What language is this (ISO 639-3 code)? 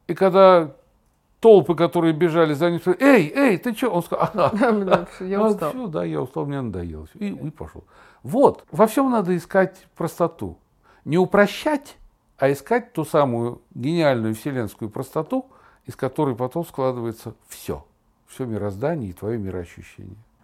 rus